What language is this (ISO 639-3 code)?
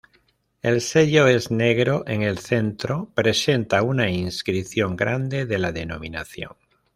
spa